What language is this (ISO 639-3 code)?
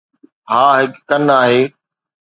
snd